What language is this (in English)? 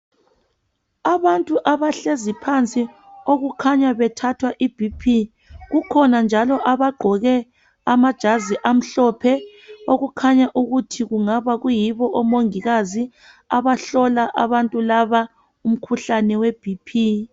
North Ndebele